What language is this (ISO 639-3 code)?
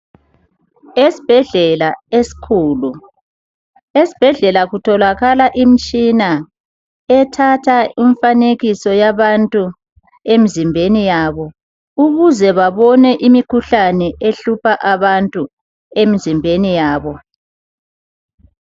nde